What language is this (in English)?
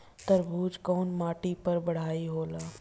Bhojpuri